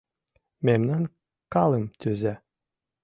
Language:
Mari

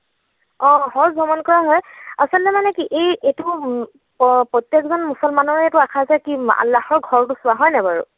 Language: Assamese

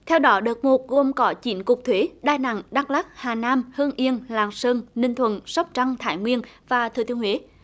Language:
Vietnamese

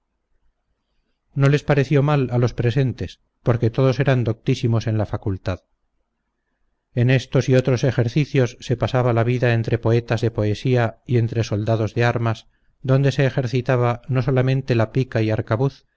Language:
Spanish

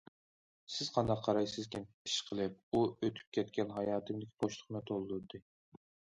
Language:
Uyghur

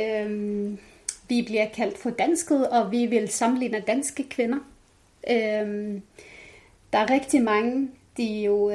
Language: Danish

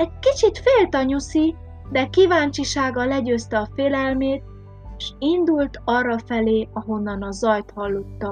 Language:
Hungarian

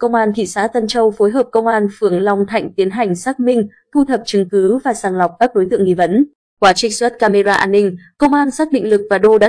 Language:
Vietnamese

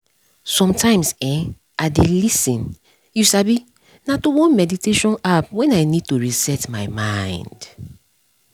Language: Nigerian Pidgin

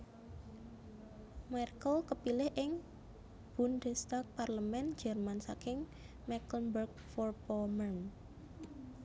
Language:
Javanese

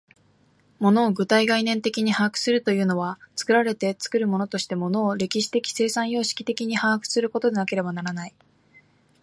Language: Japanese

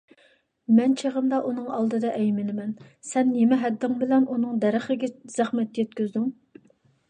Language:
Uyghur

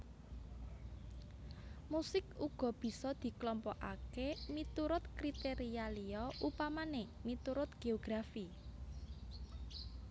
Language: Javanese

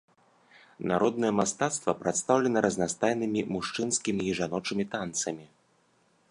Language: Belarusian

